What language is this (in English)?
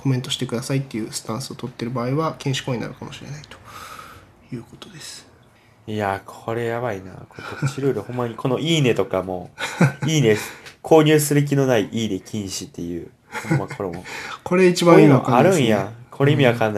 Japanese